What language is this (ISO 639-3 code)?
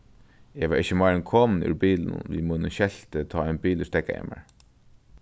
fao